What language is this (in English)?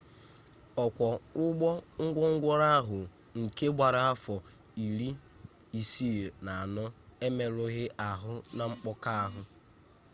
Igbo